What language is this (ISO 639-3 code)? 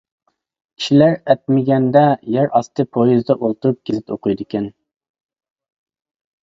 uig